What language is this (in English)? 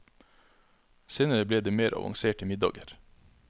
Norwegian